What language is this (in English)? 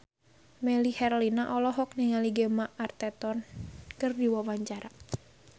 Sundanese